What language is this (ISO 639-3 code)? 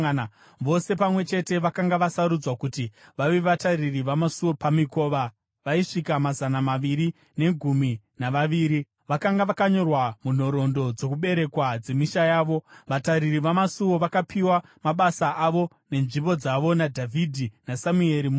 sna